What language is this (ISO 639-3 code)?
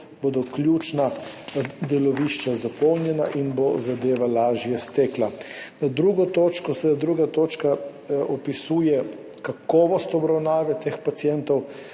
slv